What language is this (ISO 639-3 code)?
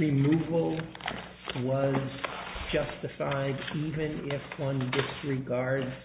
eng